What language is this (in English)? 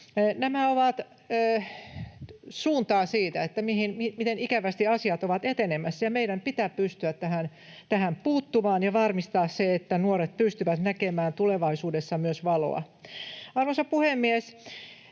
Finnish